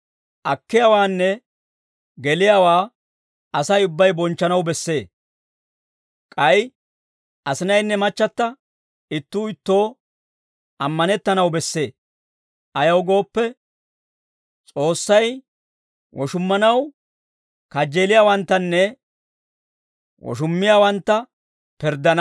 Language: Dawro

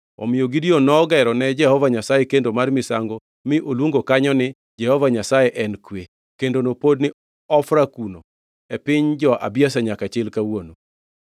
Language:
Luo (Kenya and Tanzania)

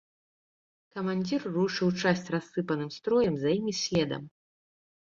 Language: Belarusian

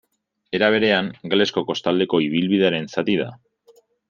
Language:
Basque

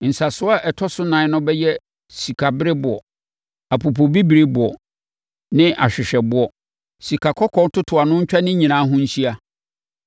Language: Akan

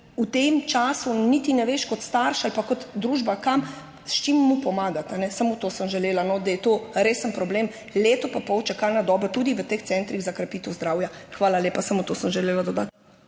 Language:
Slovenian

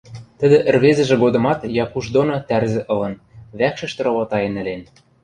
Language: Western Mari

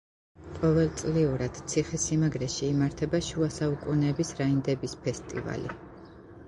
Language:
Georgian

